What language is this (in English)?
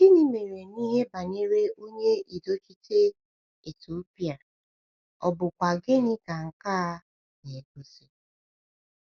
Igbo